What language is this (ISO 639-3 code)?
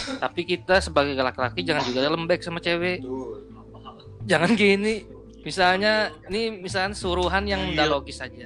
ind